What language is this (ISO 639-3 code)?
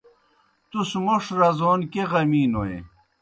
plk